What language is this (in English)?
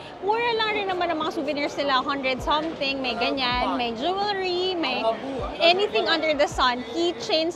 Filipino